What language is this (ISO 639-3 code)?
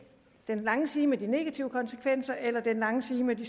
dan